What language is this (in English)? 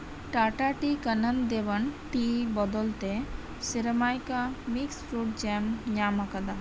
Santali